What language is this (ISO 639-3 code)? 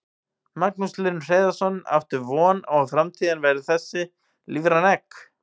isl